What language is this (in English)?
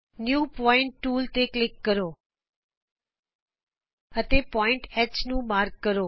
Punjabi